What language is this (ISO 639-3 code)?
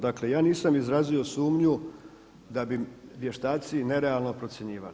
hrv